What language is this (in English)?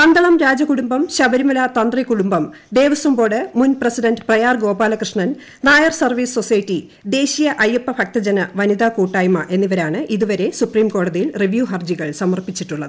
Malayalam